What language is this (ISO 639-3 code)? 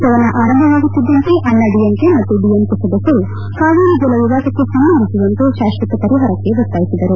kan